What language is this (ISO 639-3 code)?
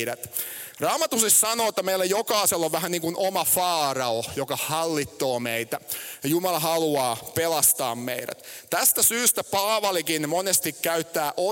fin